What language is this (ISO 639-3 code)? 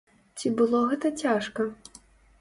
bel